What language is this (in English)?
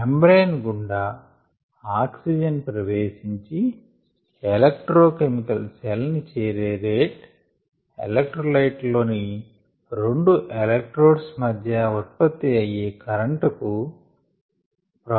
Telugu